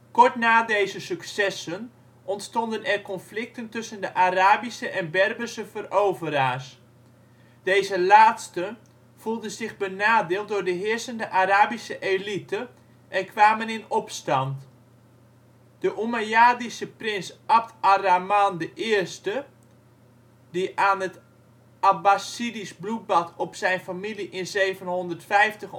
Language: Dutch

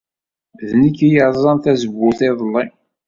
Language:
Kabyle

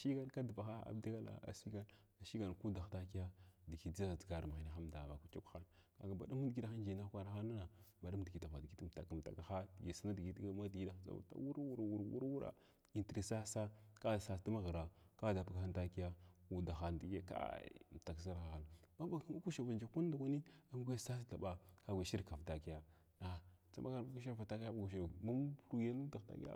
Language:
Glavda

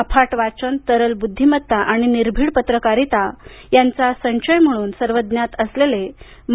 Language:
Marathi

